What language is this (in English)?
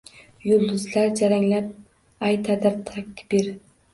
Uzbek